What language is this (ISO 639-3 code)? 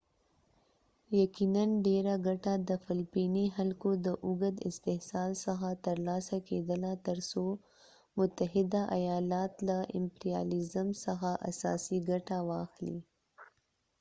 pus